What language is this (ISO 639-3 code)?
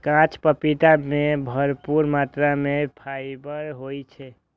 mai